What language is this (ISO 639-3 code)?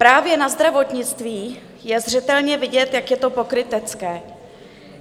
ces